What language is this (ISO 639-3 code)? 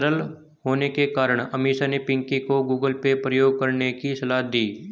hin